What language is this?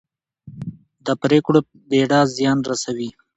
Pashto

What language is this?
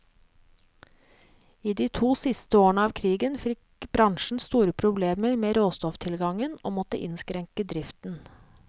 Norwegian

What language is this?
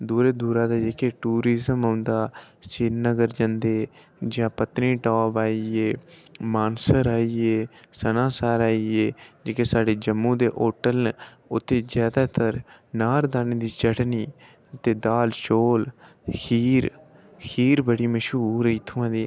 Dogri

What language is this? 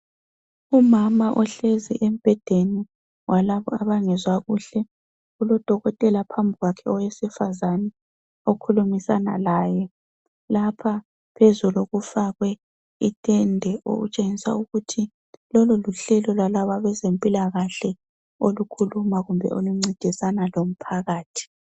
North Ndebele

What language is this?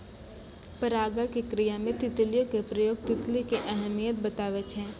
Maithili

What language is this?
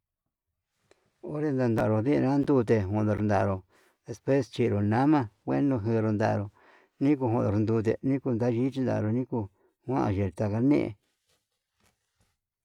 Yutanduchi Mixtec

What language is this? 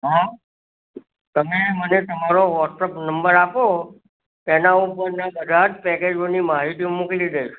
Gujarati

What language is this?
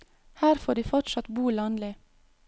Norwegian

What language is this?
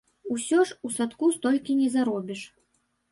Belarusian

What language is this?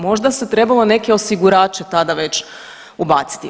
Croatian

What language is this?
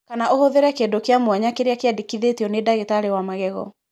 Kikuyu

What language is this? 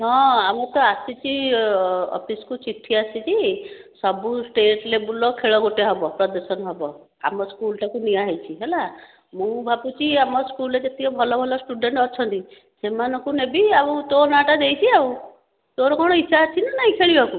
Odia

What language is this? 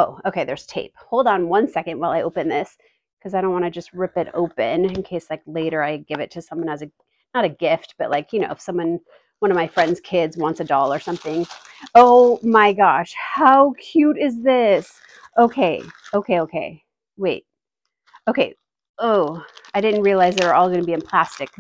English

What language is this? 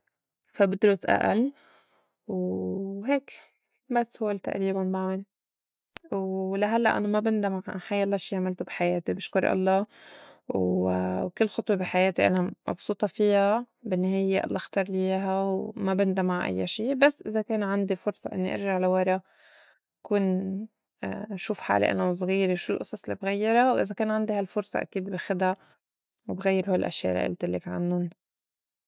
North Levantine Arabic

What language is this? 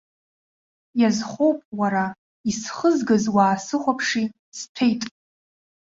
Abkhazian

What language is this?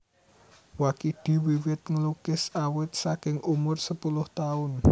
Javanese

